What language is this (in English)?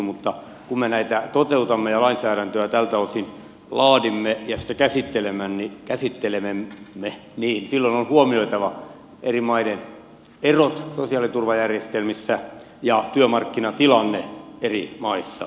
Finnish